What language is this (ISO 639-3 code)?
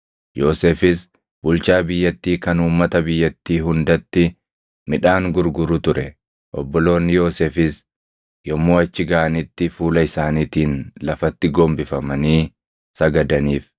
orm